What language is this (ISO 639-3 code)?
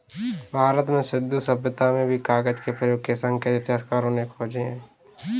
hin